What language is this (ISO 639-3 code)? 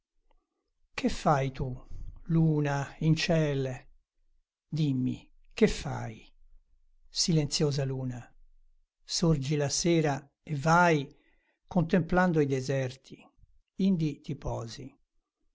ita